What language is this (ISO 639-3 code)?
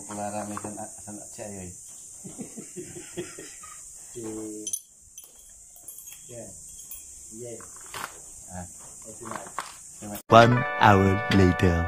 fil